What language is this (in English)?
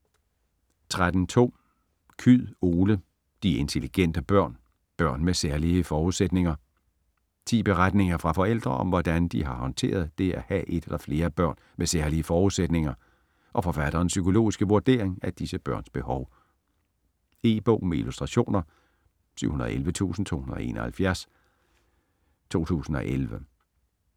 Danish